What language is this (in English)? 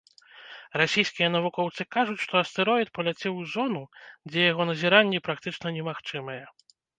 Belarusian